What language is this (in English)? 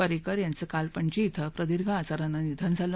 Marathi